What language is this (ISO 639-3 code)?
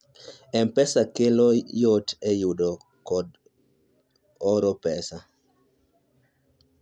luo